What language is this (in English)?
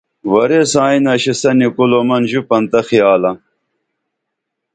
Dameli